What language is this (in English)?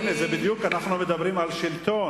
Hebrew